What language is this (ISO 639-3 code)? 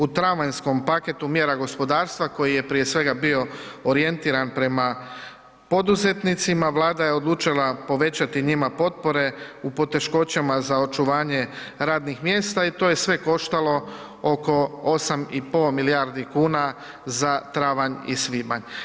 hrv